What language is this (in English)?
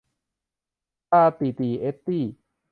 Thai